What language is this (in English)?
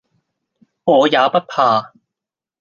Cantonese